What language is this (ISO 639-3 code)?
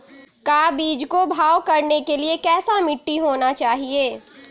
mag